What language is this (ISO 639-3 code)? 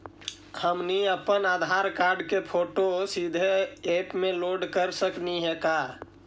mag